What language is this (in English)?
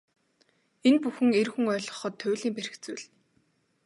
Mongolian